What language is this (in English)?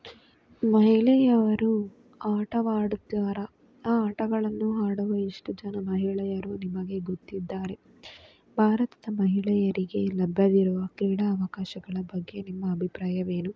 Kannada